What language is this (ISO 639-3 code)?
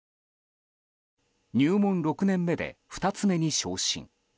jpn